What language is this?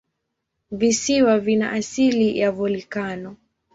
Swahili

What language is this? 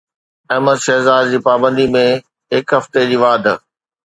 Sindhi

